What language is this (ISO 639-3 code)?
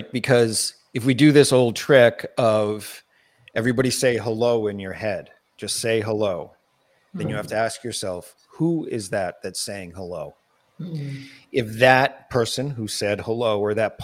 eng